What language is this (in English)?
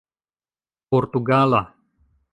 Esperanto